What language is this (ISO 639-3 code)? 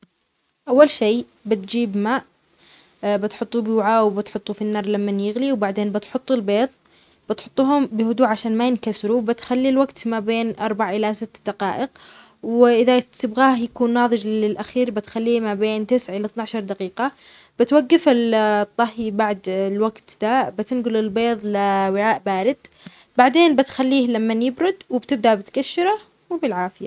acx